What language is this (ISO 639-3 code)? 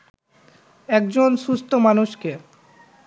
ben